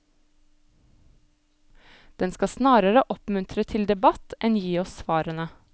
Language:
Norwegian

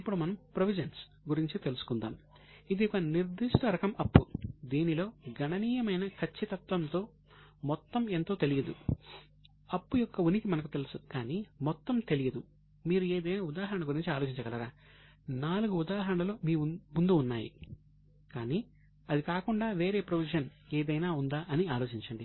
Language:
Telugu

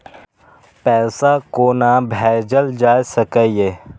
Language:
Maithili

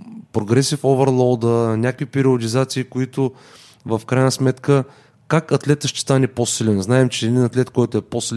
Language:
Bulgarian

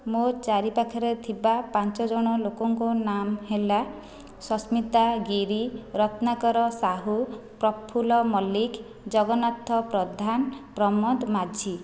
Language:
Odia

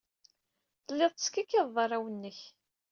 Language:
Kabyle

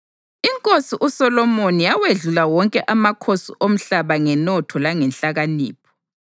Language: North Ndebele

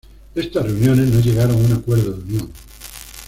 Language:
Spanish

